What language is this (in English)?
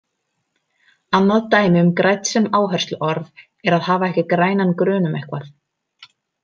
Icelandic